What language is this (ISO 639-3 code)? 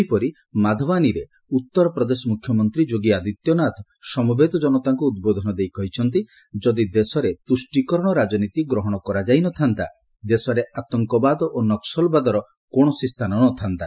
ori